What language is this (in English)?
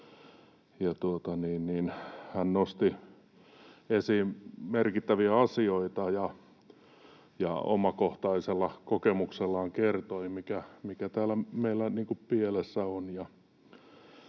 Finnish